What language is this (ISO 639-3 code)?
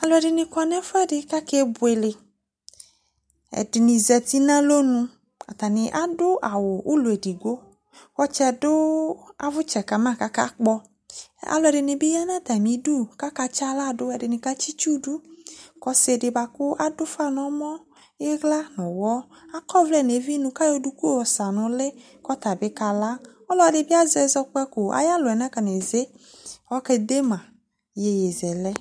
kpo